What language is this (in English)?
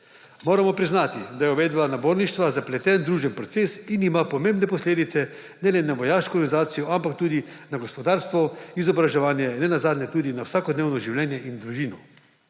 Slovenian